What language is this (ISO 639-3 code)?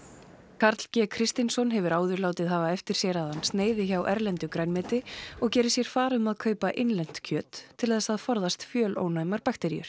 isl